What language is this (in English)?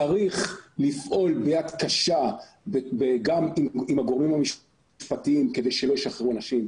Hebrew